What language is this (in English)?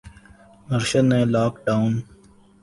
Urdu